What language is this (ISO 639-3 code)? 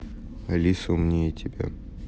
rus